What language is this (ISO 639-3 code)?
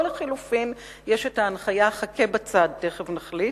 heb